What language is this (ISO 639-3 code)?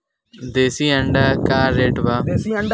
bho